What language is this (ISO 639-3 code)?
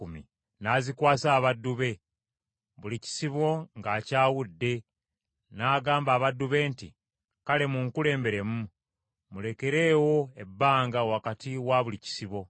lug